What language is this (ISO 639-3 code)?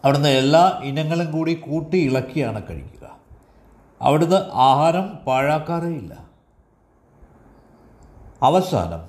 mal